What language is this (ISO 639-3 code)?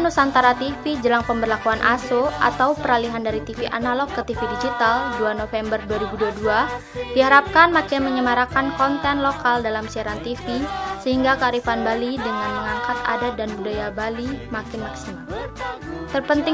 ind